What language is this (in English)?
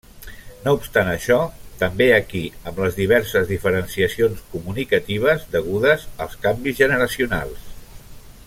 Catalan